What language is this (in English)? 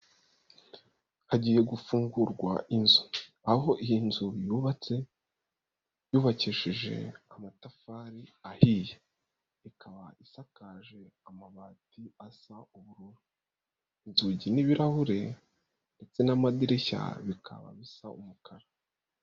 Kinyarwanda